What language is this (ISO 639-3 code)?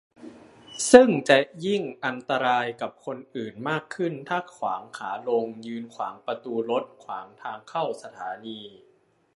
tha